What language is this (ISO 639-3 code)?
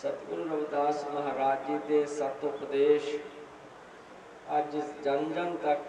hin